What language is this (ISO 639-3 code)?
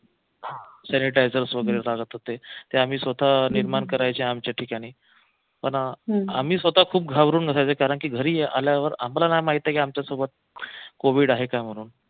mar